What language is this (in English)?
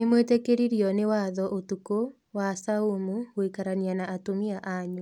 Kikuyu